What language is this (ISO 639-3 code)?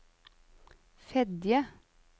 nor